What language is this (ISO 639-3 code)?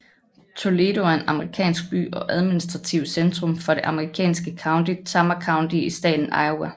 dan